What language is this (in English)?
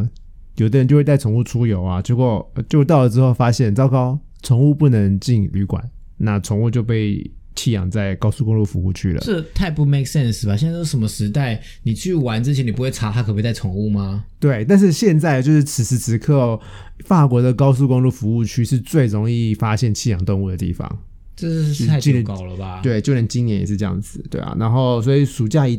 Chinese